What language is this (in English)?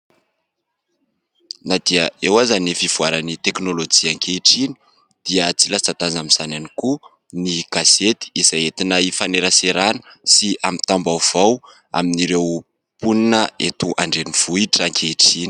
Malagasy